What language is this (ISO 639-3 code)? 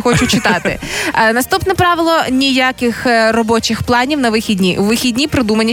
ukr